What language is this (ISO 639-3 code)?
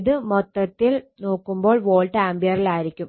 mal